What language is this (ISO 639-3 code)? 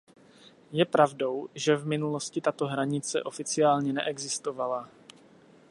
ces